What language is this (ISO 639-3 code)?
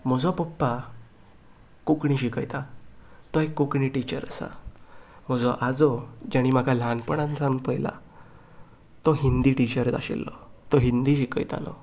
kok